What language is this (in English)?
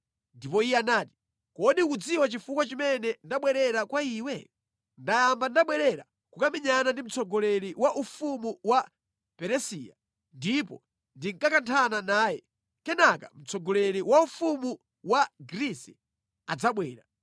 Nyanja